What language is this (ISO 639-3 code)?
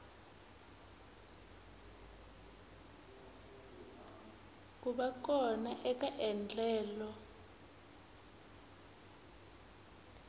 tso